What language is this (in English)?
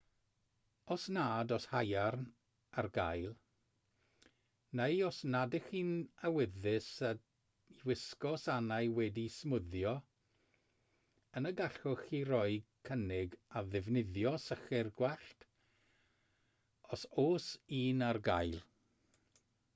Welsh